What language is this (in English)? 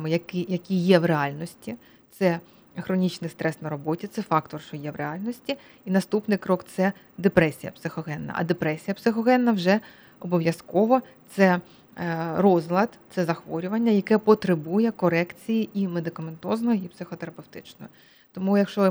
Ukrainian